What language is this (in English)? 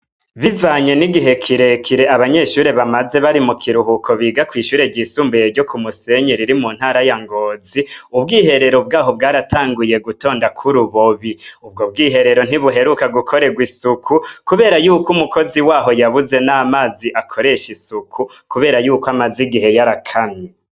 Rundi